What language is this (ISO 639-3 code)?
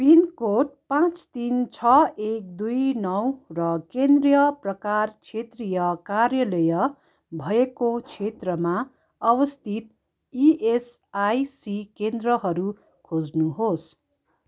nep